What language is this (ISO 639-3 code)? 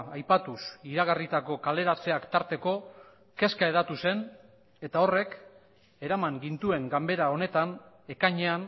eus